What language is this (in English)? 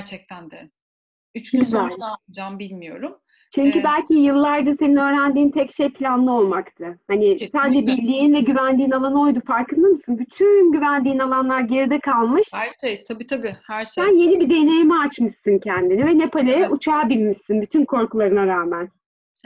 Turkish